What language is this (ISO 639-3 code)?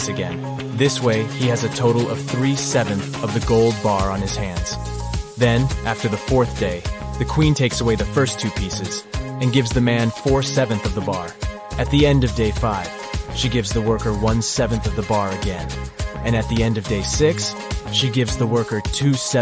eng